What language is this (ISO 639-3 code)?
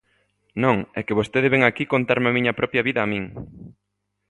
glg